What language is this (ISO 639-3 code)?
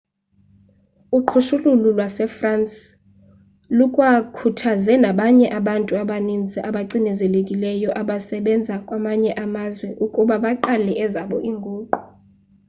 xho